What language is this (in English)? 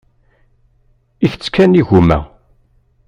Kabyle